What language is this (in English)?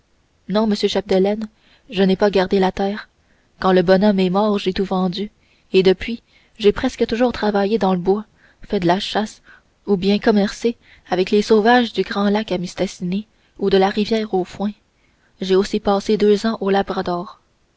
French